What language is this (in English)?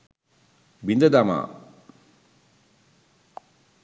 Sinhala